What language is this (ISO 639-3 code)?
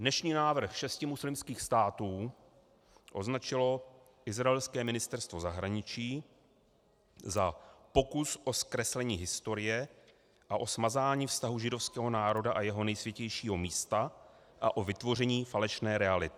ces